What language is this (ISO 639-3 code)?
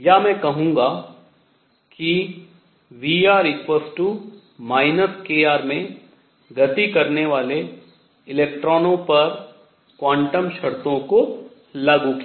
hin